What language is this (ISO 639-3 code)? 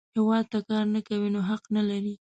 pus